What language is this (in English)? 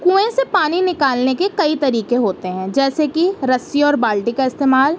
Urdu